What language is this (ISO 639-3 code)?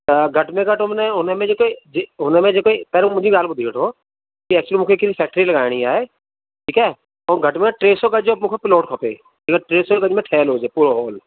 snd